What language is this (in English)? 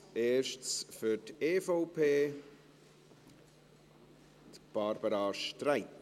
Swiss German